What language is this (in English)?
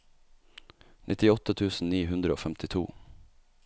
Norwegian